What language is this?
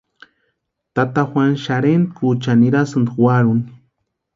Western Highland Purepecha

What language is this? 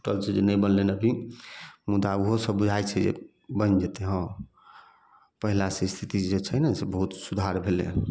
Maithili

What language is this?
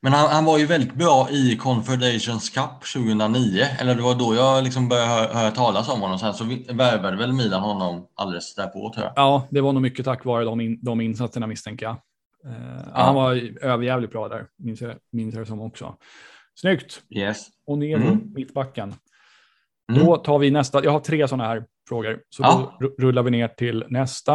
Swedish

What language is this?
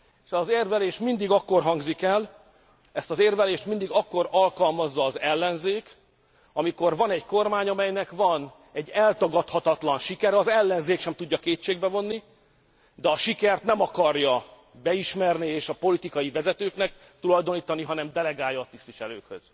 Hungarian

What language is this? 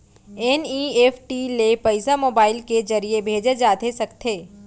Chhattisgarhi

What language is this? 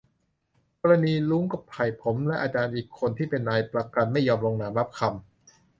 Thai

